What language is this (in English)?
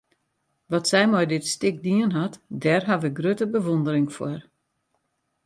Western Frisian